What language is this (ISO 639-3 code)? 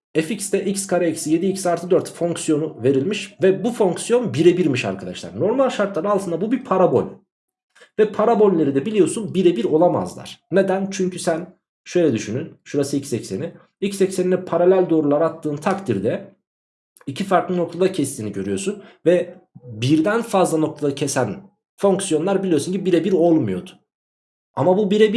tur